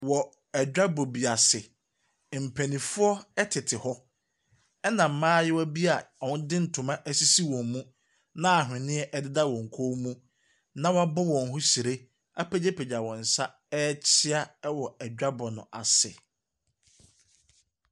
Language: Akan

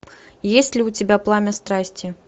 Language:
Russian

